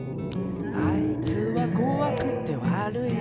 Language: Japanese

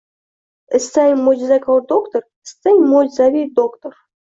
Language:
Uzbek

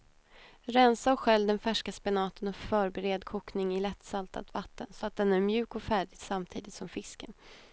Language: Swedish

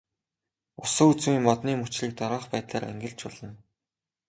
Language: Mongolian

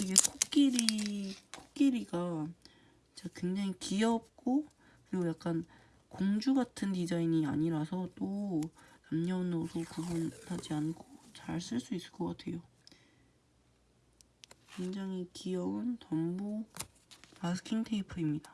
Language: Korean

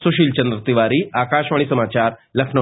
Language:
Hindi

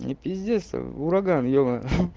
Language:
Russian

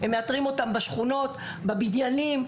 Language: Hebrew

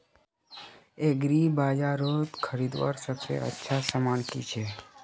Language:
Magahi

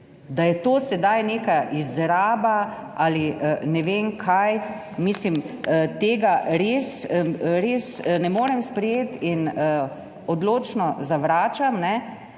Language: Slovenian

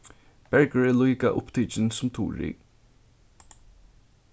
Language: Faroese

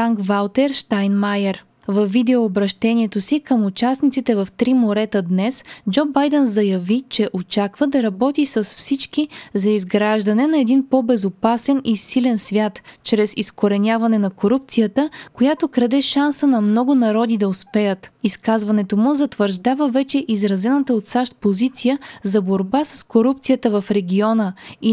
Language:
Bulgarian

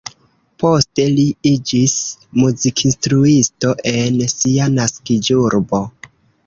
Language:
Esperanto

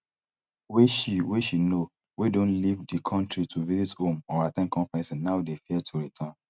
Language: Nigerian Pidgin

